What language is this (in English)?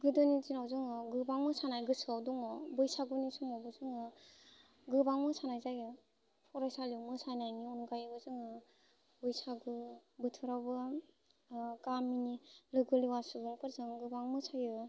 Bodo